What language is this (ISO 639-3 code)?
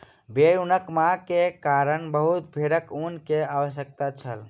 mai